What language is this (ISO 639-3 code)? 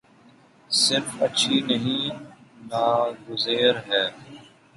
urd